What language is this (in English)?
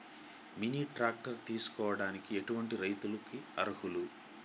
Telugu